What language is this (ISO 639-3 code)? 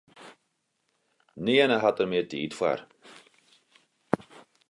fry